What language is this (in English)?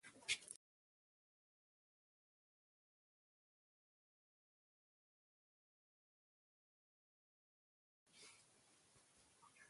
Borgu Fulfulde